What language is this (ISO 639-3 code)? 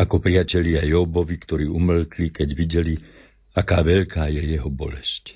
slk